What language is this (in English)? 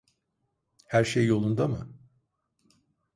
Turkish